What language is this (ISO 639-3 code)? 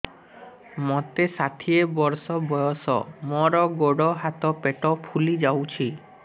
ori